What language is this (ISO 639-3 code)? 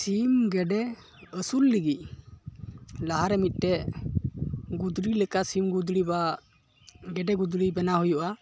sat